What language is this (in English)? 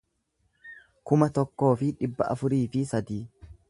Oromo